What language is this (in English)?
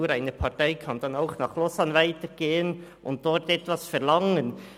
Swiss German